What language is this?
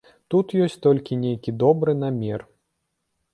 Belarusian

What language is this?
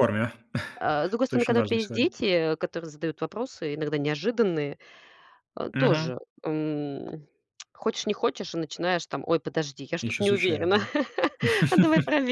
Russian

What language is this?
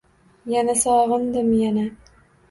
Uzbek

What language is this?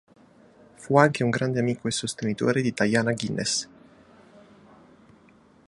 Italian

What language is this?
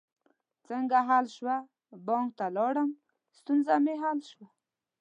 Pashto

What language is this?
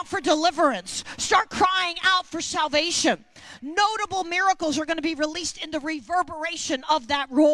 English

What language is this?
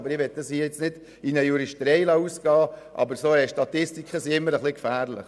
Swiss German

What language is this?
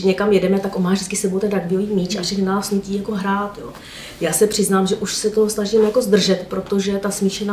Czech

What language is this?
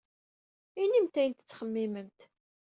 Kabyle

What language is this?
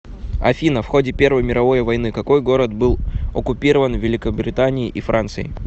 Russian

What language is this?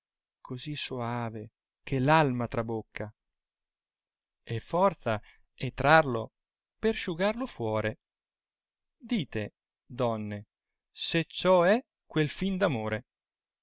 Italian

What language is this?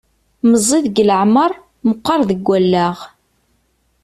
Kabyle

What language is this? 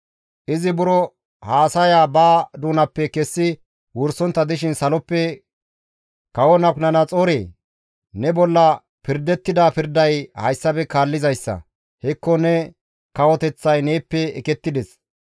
Gamo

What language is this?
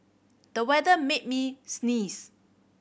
English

